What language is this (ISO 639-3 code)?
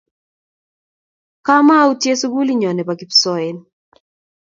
kln